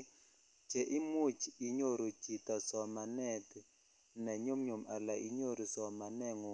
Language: Kalenjin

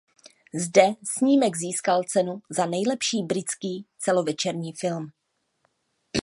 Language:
Czech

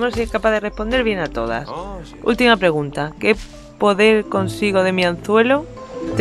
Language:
Spanish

